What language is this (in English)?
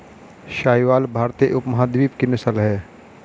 Hindi